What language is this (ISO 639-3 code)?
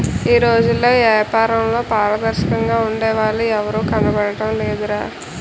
tel